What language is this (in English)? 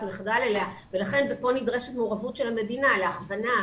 Hebrew